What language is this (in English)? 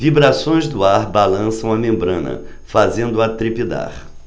Portuguese